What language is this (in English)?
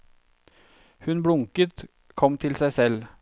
Norwegian